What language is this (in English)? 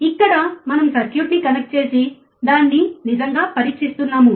Telugu